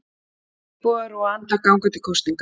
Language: Icelandic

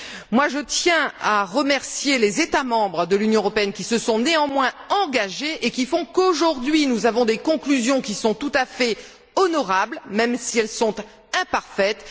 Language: French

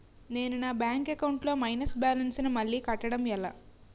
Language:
Telugu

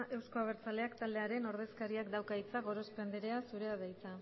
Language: Basque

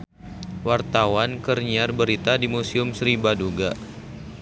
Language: Sundanese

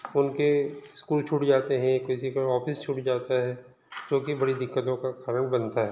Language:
Hindi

